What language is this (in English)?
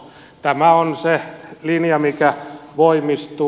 Finnish